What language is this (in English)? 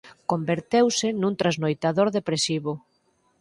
Galician